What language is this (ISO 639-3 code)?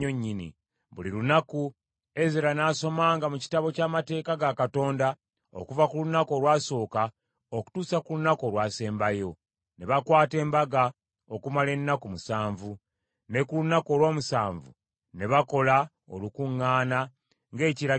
lug